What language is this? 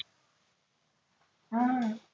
Marathi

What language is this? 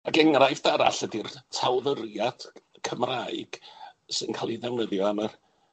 Welsh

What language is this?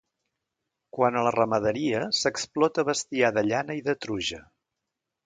Catalan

